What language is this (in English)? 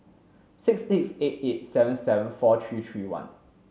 English